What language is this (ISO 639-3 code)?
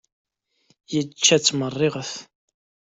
kab